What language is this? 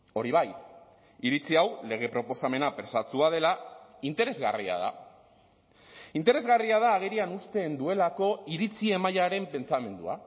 Basque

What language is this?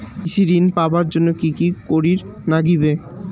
Bangla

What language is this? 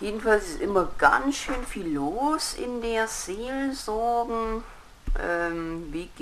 German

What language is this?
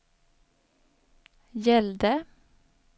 Swedish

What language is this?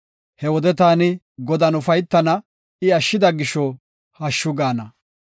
Gofa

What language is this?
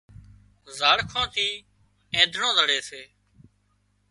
Wadiyara Koli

